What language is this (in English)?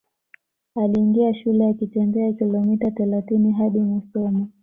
Swahili